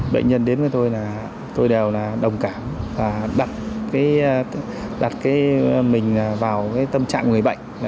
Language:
Vietnamese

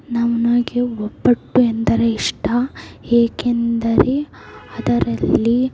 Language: Kannada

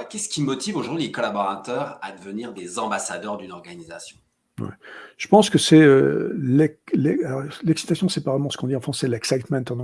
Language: French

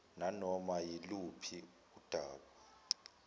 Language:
Zulu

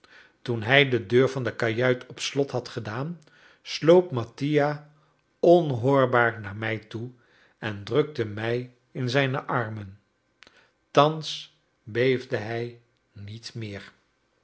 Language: Dutch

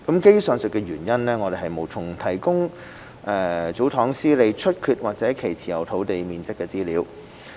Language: Cantonese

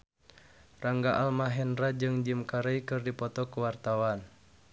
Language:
Sundanese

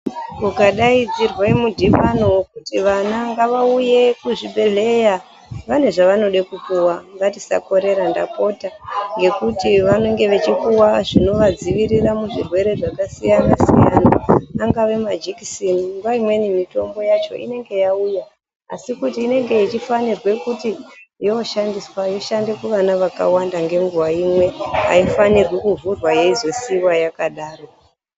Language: Ndau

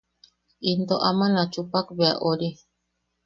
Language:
Yaqui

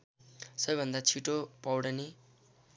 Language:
Nepali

